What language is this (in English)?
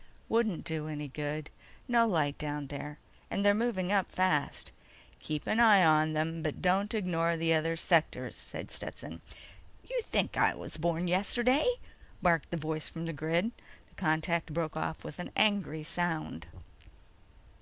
English